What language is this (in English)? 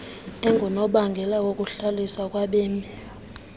Xhosa